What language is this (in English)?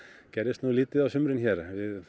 Icelandic